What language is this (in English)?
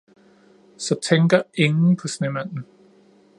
Danish